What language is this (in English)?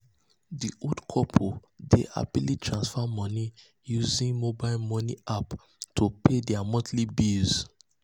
Nigerian Pidgin